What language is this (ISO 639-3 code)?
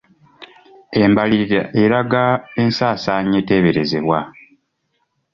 lug